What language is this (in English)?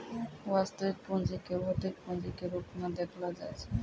Maithili